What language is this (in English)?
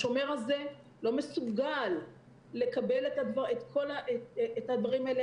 Hebrew